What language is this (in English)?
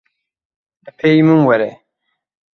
Kurdish